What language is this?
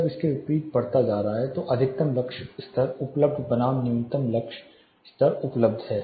Hindi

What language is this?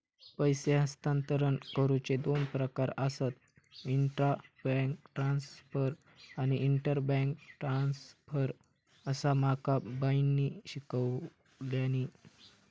Marathi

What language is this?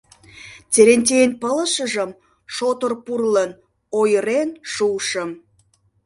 Mari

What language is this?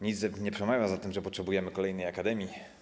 Polish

